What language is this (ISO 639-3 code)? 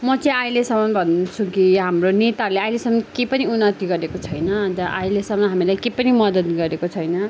nep